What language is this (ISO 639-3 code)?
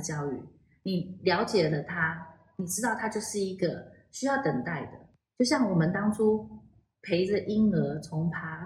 zho